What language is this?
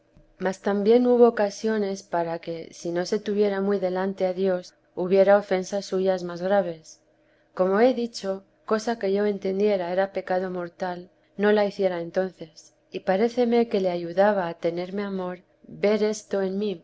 Spanish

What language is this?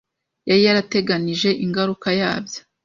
Kinyarwanda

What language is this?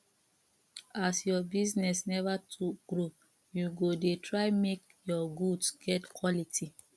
Nigerian Pidgin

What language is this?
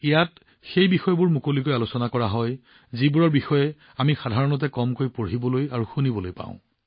Assamese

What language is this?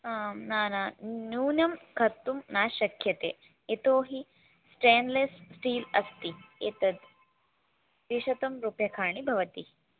Sanskrit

